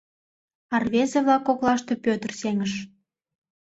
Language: Mari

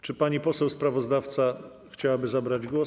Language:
Polish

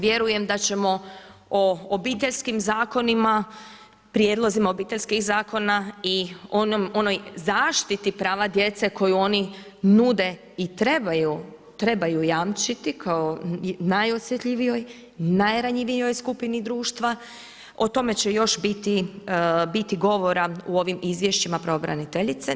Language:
Croatian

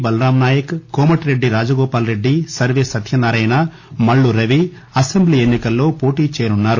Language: Telugu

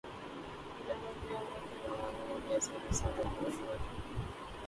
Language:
Urdu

